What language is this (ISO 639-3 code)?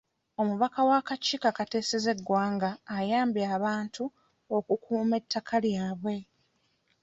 lug